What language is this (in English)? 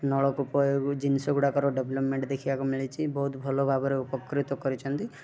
Odia